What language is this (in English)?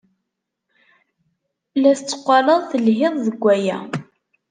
Kabyle